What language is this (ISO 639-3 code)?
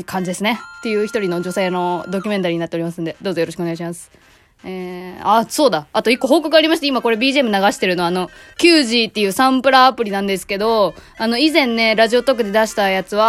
jpn